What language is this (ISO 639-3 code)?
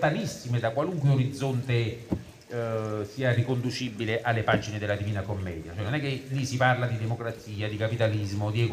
ita